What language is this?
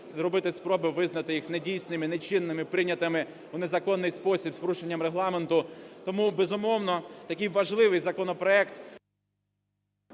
Ukrainian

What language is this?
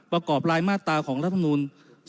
Thai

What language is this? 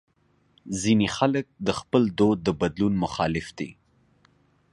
Pashto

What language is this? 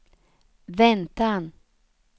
Swedish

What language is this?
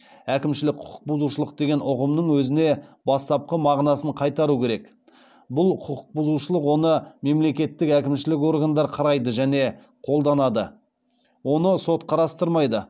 Kazakh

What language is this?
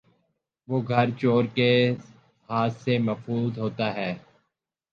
Urdu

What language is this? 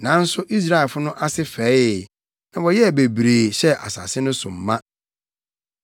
Akan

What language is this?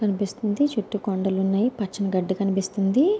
Telugu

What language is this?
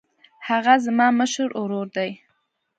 Pashto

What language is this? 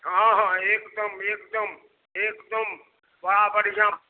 Maithili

